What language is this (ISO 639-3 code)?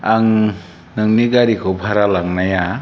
brx